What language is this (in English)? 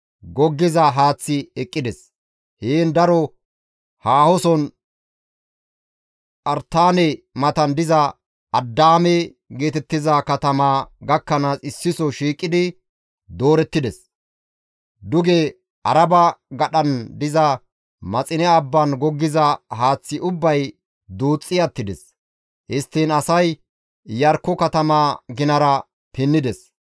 Gamo